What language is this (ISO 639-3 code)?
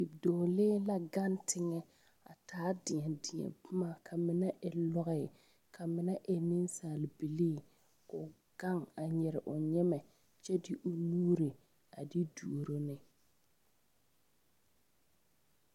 dga